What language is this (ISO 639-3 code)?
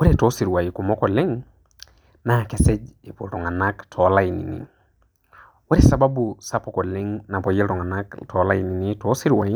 mas